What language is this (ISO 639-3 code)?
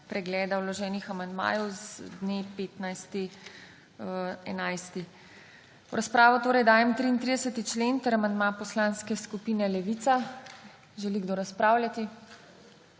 slv